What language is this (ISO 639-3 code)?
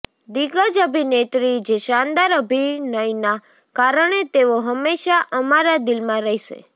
guj